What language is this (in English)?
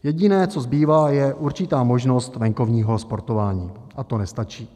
Czech